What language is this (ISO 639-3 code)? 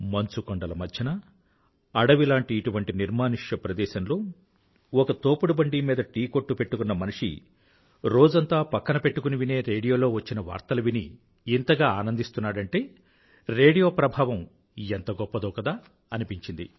tel